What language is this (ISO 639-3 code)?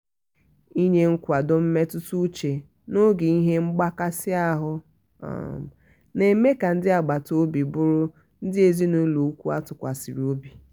ibo